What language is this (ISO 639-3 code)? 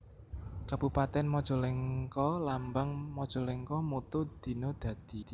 jav